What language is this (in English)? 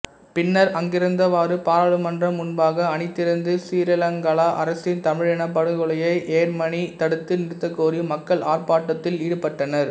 Tamil